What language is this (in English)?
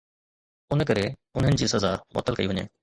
Sindhi